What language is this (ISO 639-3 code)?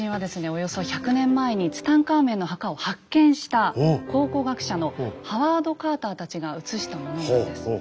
jpn